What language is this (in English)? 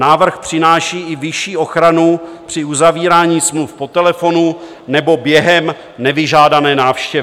Czech